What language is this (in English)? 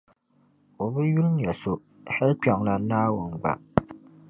Dagbani